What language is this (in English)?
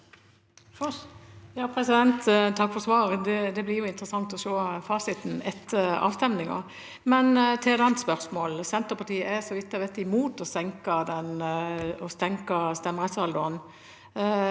Norwegian